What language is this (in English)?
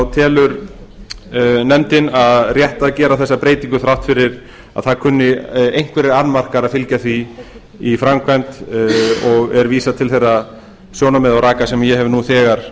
Icelandic